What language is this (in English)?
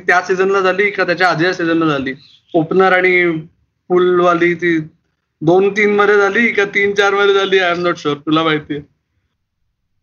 Marathi